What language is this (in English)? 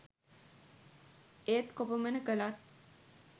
Sinhala